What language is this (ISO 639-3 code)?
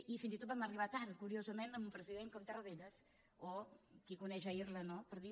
cat